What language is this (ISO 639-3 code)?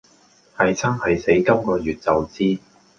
yue